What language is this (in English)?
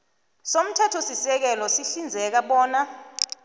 South Ndebele